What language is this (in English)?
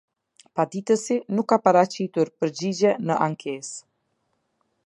Albanian